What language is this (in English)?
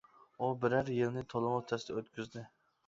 Uyghur